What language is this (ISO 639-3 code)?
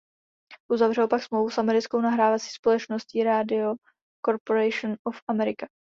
ces